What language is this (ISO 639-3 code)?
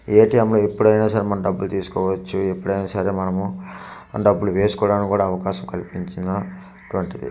tel